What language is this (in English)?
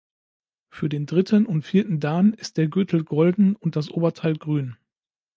German